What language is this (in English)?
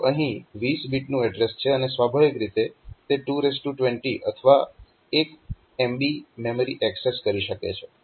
Gujarati